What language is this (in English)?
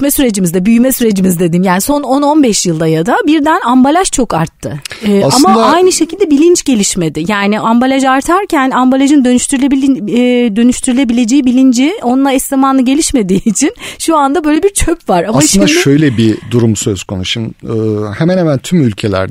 Turkish